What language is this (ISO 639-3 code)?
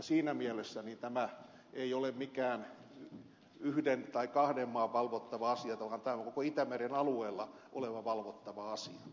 fin